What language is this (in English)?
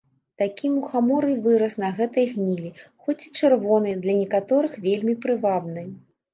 Belarusian